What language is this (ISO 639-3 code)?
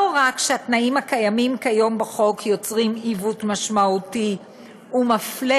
heb